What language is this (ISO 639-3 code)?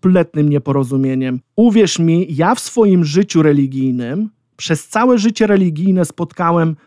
pol